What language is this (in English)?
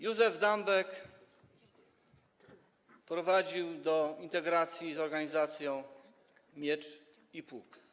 Polish